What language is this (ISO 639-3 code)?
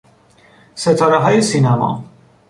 fas